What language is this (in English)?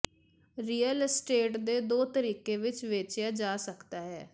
Punjabi